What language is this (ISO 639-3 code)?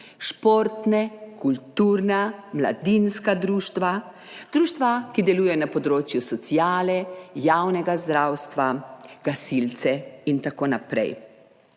slv